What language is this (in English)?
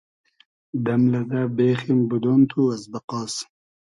Hazaragi